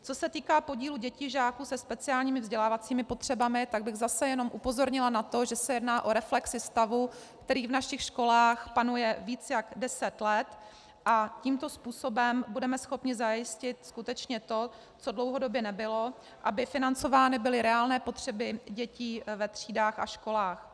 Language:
Czech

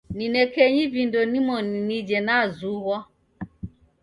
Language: Taita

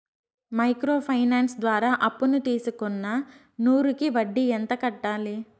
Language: Telugu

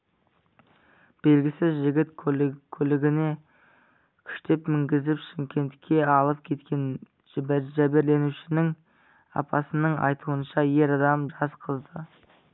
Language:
Kazakh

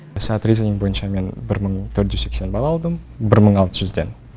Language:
Kazakh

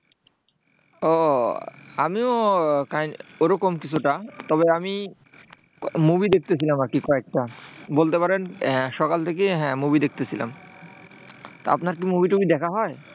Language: Bangla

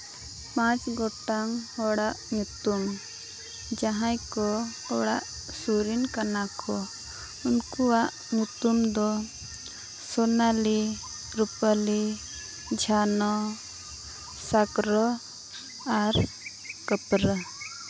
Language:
Santali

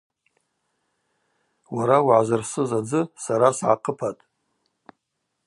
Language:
Abaza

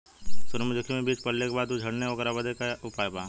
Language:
Bhojpuri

